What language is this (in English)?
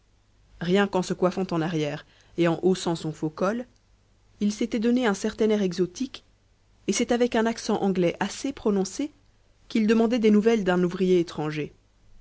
French